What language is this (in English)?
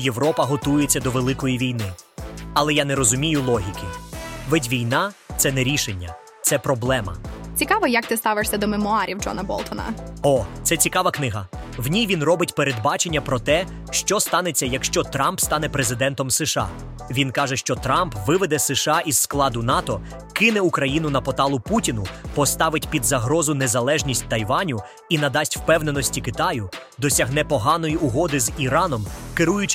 Ukrainian